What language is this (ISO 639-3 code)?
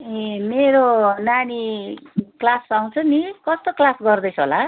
nep